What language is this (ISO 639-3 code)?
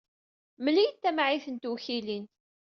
kab